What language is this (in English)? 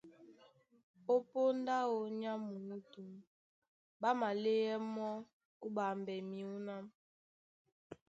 Duala